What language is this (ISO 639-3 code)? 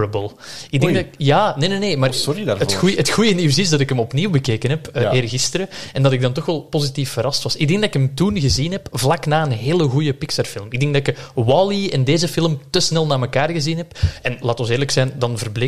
nld